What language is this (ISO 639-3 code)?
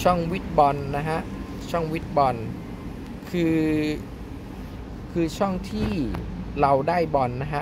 tha